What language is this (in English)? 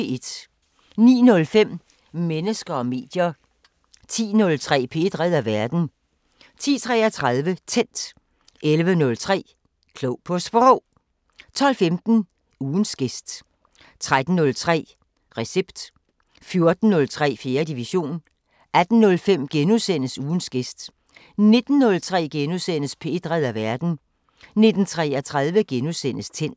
Danish